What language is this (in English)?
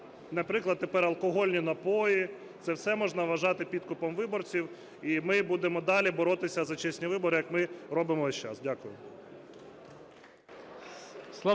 Ukrainian